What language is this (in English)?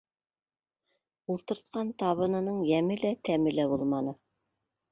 Bashkir